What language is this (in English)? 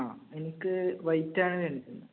Malayalam